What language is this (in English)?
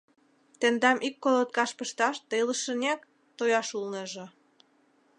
Mari